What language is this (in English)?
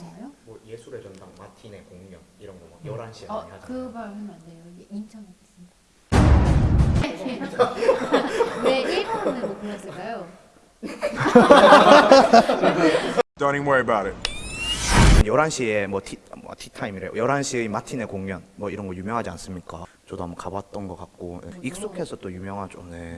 Korean